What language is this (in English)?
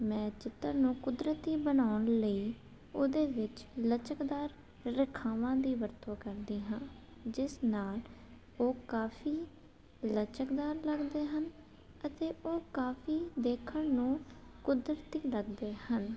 Punjabi